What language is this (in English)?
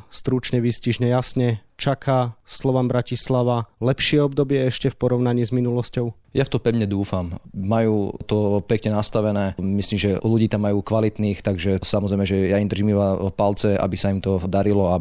Slovak